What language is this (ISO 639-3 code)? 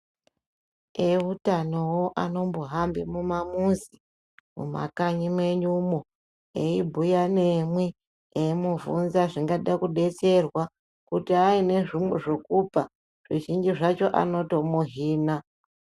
ndc